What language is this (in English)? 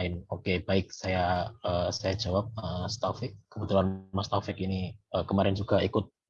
Indonesian